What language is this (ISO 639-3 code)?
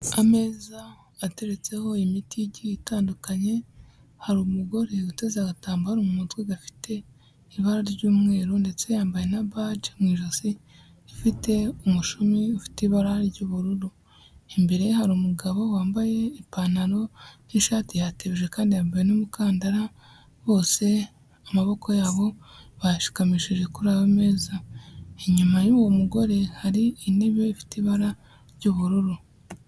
kin